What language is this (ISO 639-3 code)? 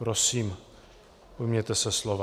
ces